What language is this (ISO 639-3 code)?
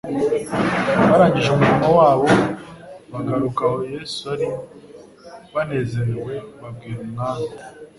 kin